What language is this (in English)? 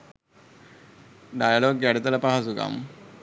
Sinhala